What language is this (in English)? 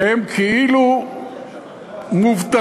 Hebrew